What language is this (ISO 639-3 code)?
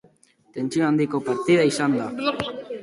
eus